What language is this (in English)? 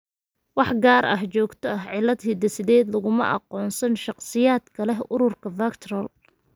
Somali